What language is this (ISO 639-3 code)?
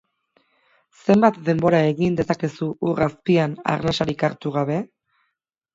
eus